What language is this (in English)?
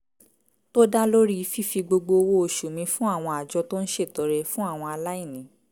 Yoruba